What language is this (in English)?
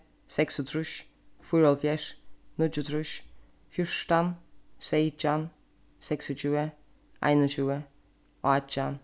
Faroese